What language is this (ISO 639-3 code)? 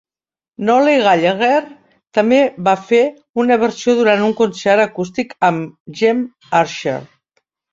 cat